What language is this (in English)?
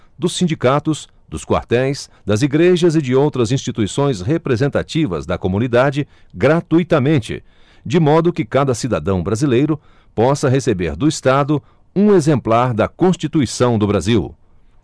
Portuguese